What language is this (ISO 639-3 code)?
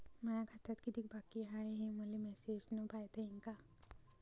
mar